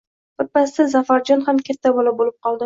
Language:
Uzbek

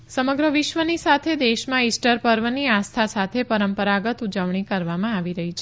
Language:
Gujarati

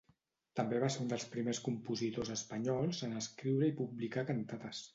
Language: Catalan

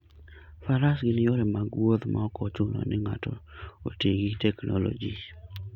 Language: Luo (Kenya and Tanzania)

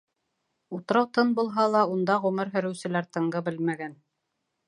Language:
Bashkir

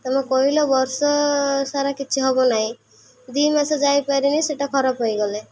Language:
Odia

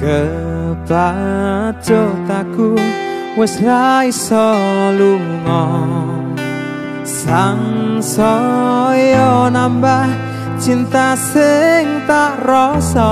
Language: Indonesian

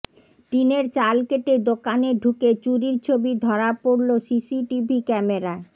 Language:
Bangla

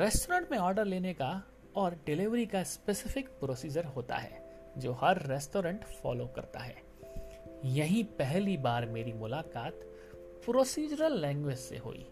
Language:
Hindi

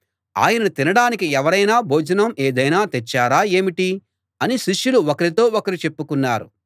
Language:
Telugu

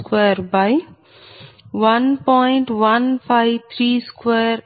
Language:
Telugu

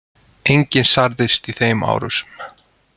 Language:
Icelandic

